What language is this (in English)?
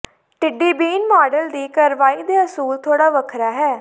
Punjabi